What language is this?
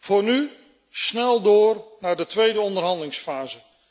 Dutch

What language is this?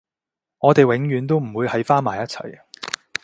Cantonese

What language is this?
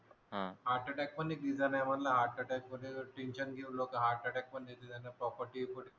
Marathi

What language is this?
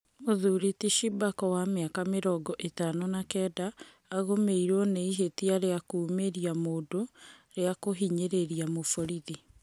Kikuyu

